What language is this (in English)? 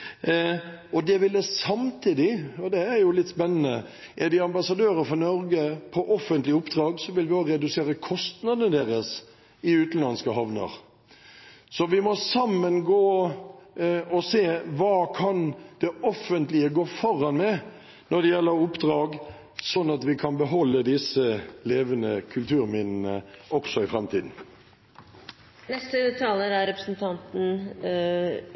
Norwegian Bokmål